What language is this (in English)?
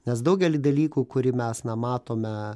Lithuanian